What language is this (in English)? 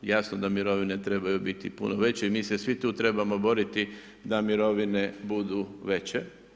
Croatian